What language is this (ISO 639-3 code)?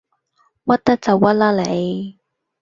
yue